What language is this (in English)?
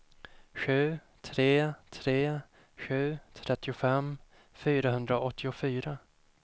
Swedish